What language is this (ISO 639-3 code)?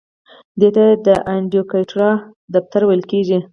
pus